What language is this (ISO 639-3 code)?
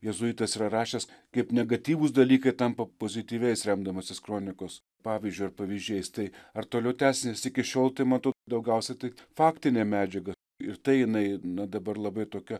lit